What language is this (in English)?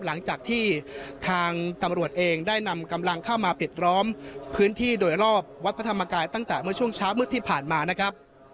Thai